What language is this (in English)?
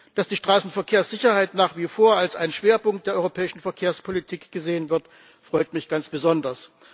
German